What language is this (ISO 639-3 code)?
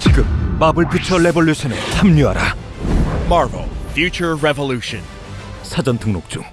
kor